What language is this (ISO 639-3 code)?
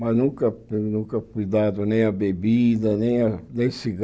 por